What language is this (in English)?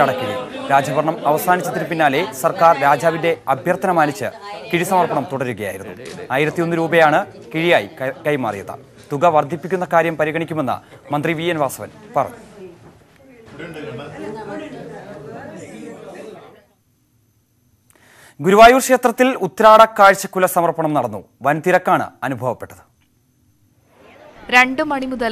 Turkish